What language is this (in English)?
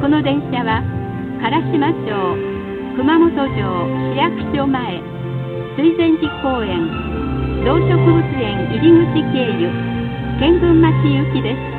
Japanese